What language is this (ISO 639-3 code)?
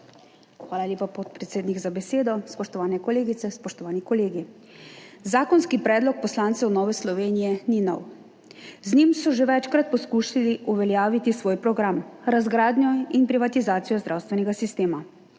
slv